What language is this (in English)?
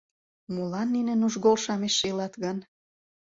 Mari